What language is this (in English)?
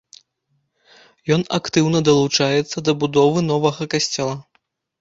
Belarusian